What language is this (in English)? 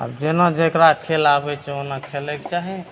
Maithili